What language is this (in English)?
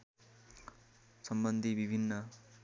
Nepali